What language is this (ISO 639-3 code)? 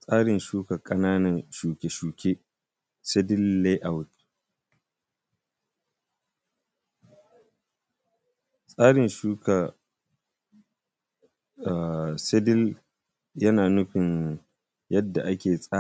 hau